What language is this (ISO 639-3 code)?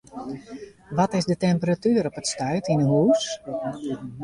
fry